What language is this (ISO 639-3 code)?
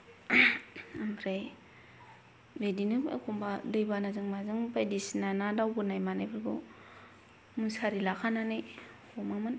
brx